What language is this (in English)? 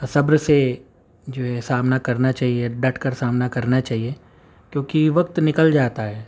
Urdu